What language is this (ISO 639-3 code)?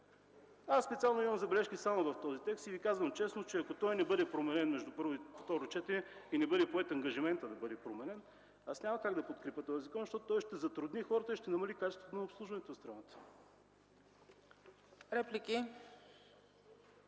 bul